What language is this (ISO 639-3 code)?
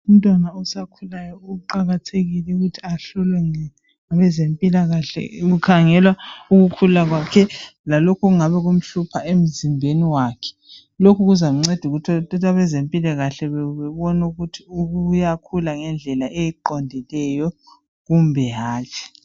nde